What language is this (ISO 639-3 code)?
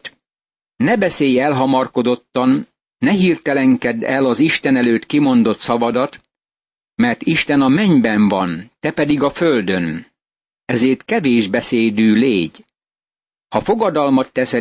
hun